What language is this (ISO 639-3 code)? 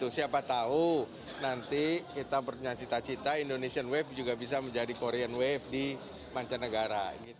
ind